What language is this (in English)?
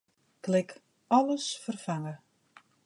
Western Frisian